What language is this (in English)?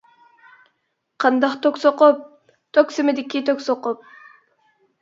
Uyghur